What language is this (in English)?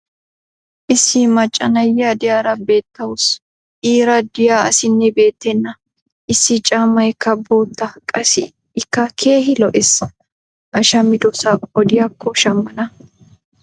Wolaytta